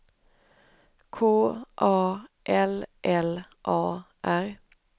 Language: Swedish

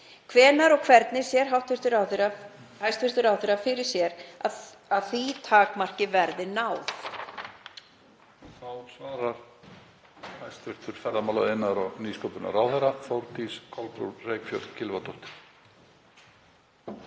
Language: Icelandic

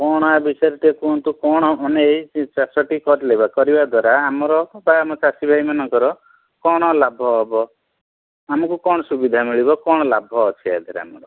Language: Odia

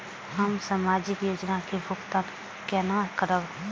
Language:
Maithili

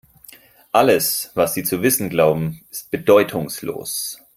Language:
German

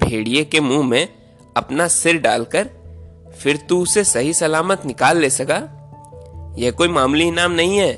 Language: Hindi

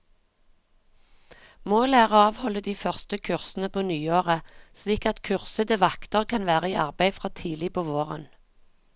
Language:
Norwegian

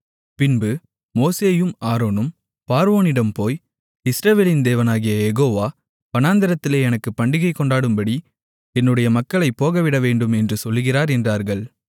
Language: Tamil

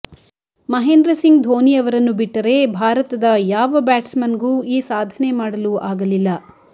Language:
Kannada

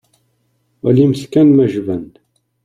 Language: Kabyle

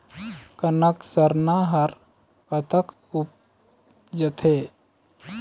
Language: Chhattisgarhi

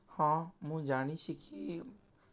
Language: Odia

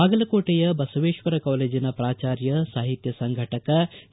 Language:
Kannada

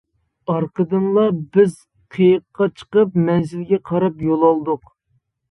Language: Uyghur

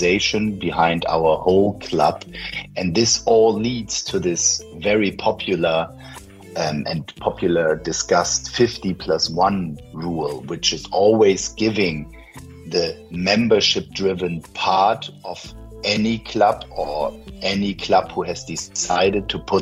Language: Danish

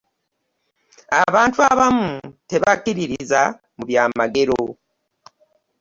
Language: Ganda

